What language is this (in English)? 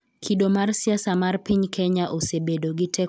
Luo (Kenya and Tanzania)